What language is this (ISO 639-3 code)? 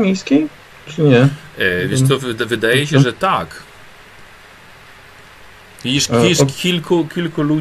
pol